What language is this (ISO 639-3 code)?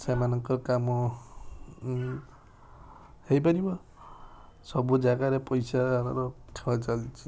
ori